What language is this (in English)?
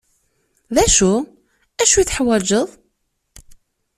Kabyle